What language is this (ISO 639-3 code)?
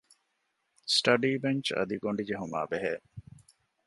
div